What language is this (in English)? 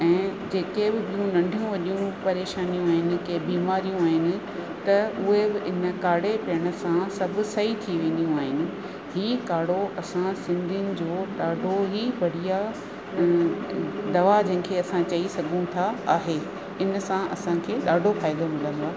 Sindhi